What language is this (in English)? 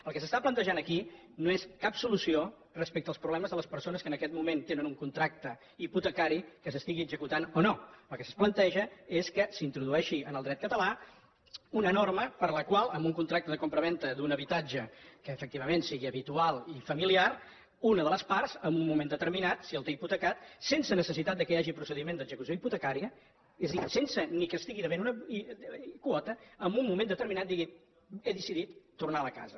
Catalan